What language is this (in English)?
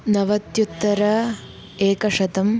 Sanskrit